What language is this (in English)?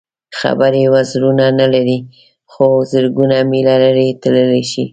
Pashto